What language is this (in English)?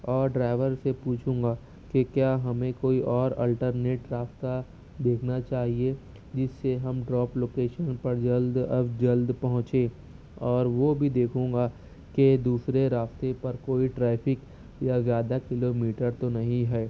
Urdu